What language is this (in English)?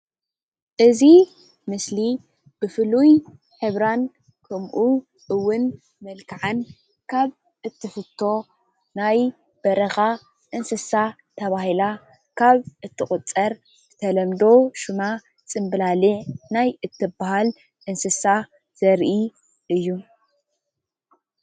Tigrinya